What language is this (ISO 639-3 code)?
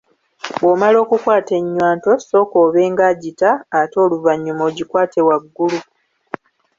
lug